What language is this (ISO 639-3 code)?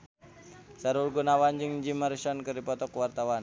sun